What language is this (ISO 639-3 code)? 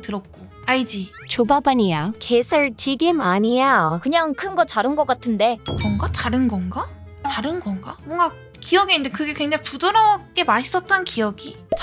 kor